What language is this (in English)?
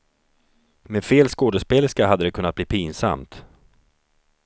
Swedish